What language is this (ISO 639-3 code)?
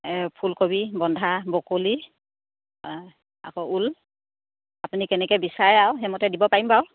asm